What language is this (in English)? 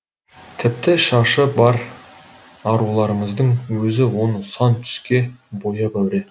Kazakh